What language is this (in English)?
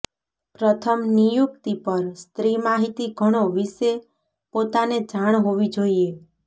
Gujarati